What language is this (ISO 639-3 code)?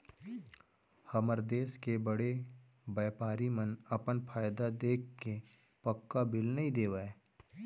hne